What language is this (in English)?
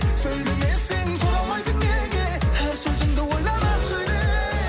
Kazakh